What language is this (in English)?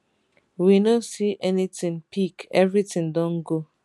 Nigerian Pidgin